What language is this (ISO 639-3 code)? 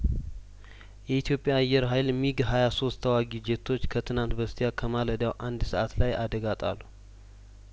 amh